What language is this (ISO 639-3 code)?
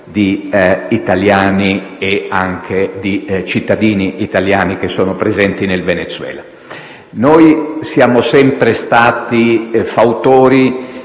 ita